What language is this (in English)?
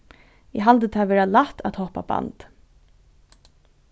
Faroese